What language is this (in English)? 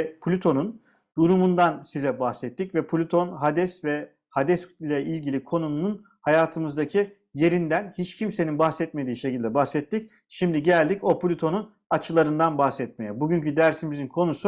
Turkish